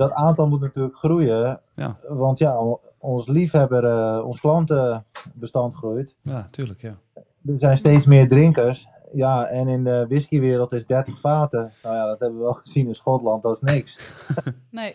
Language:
Dutch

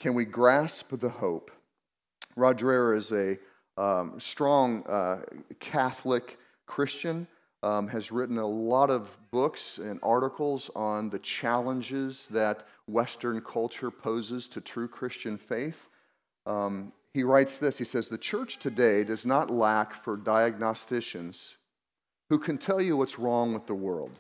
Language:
English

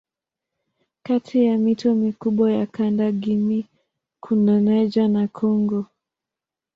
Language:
Swahili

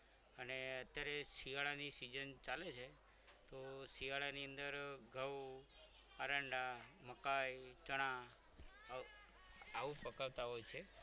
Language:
Gujarati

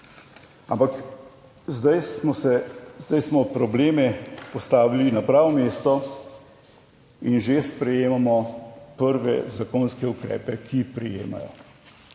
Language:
Slovenian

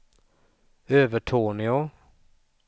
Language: Swedish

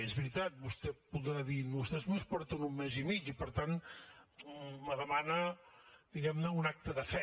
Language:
Catalan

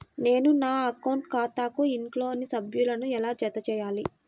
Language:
Telugu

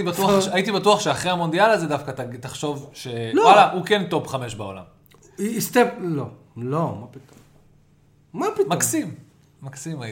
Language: Hebrew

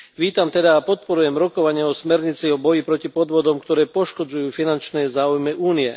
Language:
Slovak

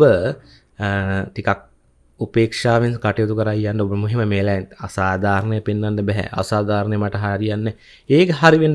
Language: Indonesian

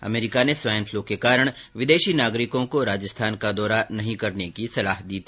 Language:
Hindi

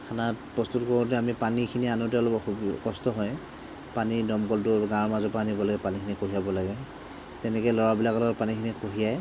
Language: Assamese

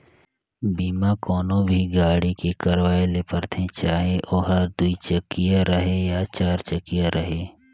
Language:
Chhattisgarhi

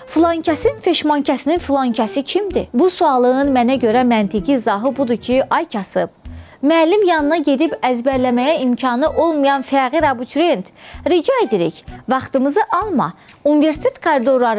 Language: Turkish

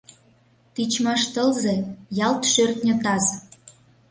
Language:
Mari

